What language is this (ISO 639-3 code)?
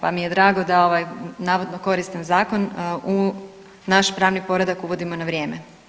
hrv